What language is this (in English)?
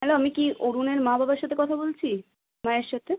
Bangla